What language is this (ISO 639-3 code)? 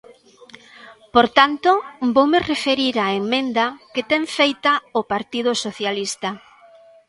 glg